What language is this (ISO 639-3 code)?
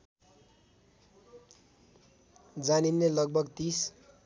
nep